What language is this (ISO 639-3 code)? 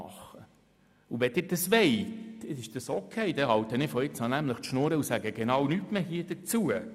gsw